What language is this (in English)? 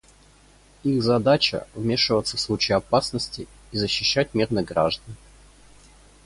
Russian